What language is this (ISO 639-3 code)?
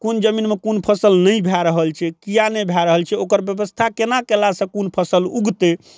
mai